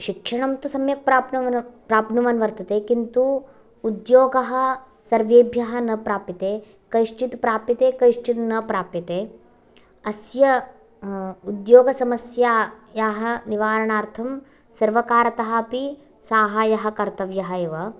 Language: Sanskrit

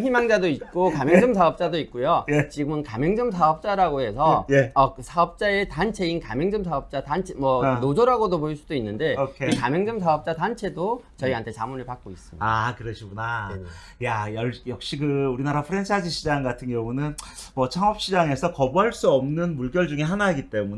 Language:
Korean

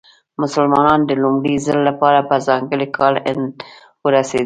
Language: Pashto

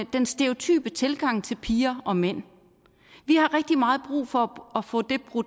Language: Danish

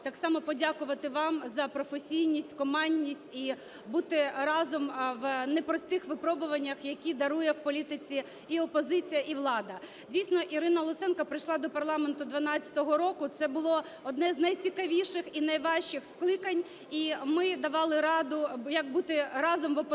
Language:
Ukrainian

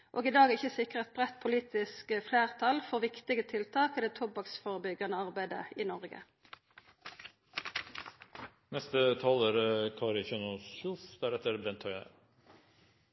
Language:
Norwegian Nynorsk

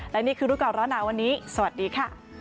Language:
Thai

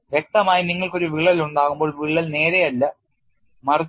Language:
Malayalam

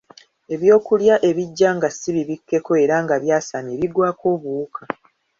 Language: Ganda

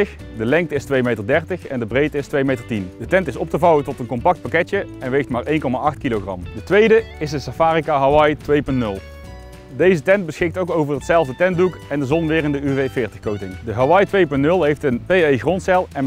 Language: Dutch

